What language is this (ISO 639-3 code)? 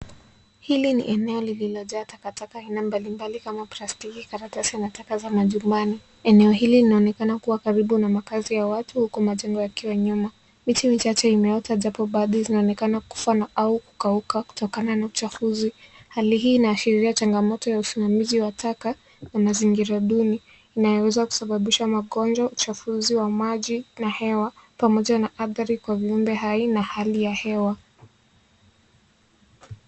swa